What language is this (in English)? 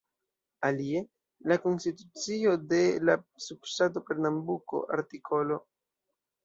Esperanto